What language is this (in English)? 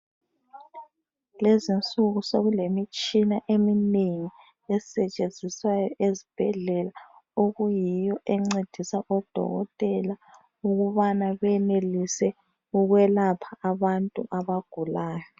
North Ndebele